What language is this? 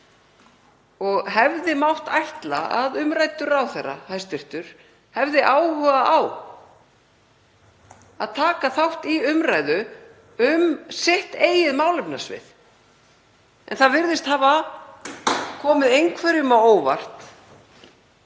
Icelandic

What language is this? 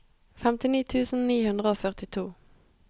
Norwegian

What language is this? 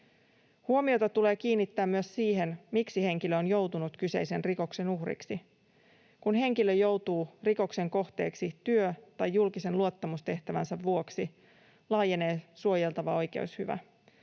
Finnish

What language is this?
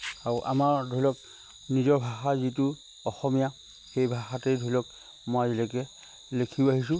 Assamese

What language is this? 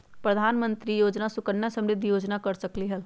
Magahi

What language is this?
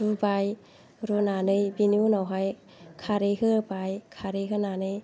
Bodo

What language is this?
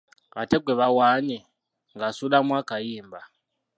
Ganda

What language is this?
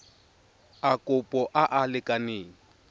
Tswana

